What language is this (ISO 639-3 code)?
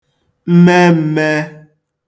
ibo